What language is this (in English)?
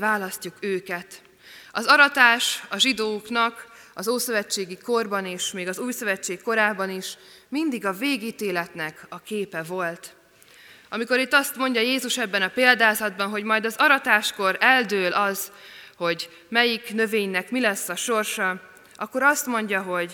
Hungarian